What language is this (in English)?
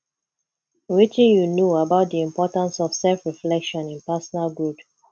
Nigerian Pidgin